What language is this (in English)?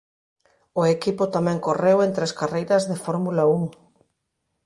Galician